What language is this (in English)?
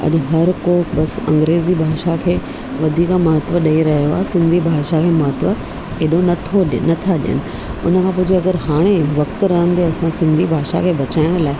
Sindhi